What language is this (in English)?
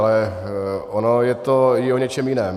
Czech